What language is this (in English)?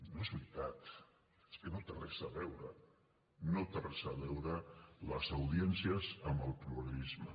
Catalan